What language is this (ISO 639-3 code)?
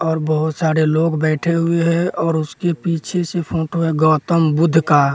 hin